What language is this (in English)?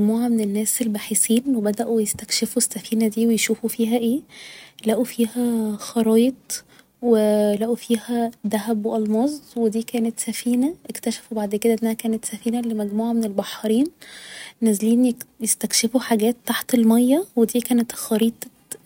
Egyptian Arabic